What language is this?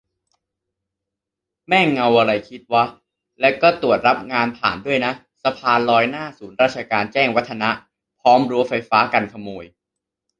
Thai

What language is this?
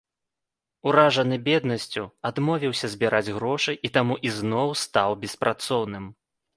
Belarusian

